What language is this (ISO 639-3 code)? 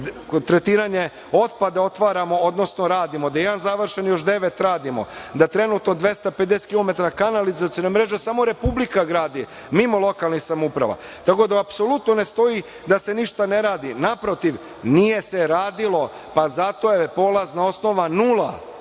srp